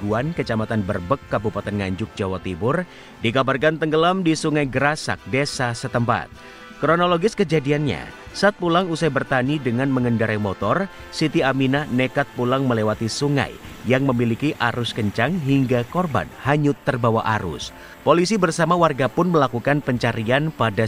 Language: Indonesian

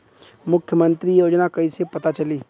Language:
Bhojpuri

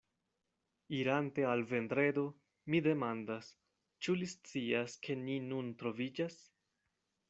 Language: Esperanto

